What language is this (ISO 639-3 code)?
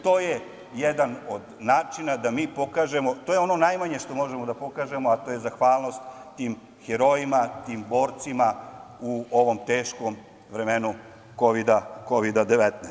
srp